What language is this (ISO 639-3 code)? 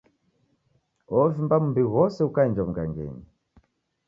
dav